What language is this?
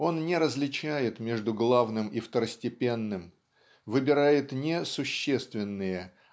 Russian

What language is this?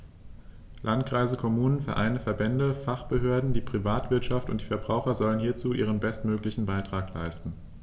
German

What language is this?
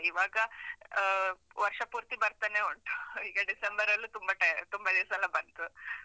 Kannada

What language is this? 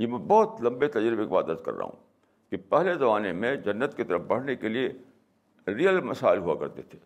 Urdu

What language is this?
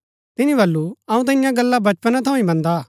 Gaddi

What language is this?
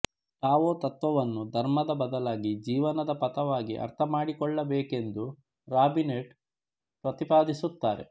Kannada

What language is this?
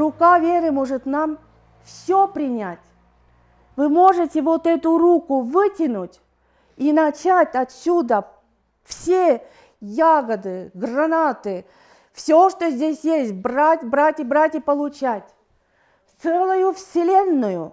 Russian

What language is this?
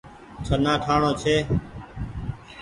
Goaria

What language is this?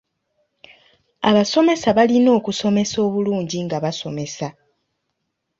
Ganda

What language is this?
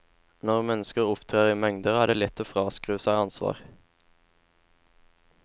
Norwegian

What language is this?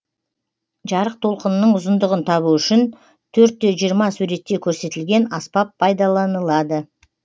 Kazakh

